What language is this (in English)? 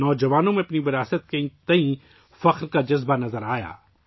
Urdu